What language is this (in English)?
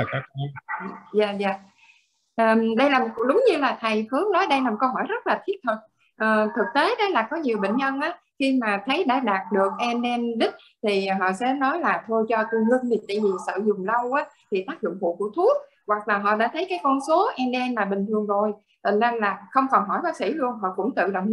Vietnamese